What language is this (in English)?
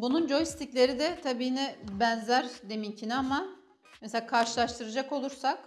Turkish